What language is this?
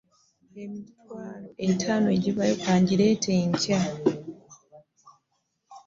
Ganda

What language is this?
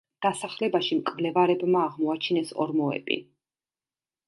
Georgian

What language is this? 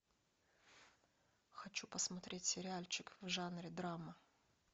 Russian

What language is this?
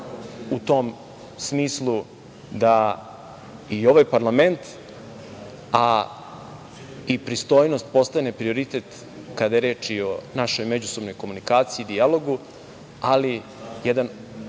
Serbian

